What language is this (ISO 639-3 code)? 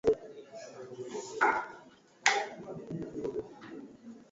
swa